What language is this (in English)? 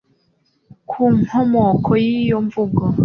Kinyarwanda